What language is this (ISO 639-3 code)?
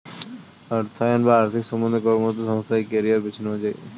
ben